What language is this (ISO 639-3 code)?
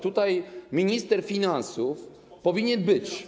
pol